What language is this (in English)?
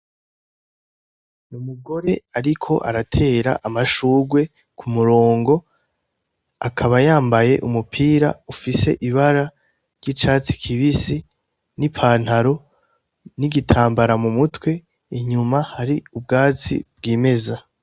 Rundi